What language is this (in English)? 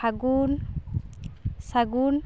Santali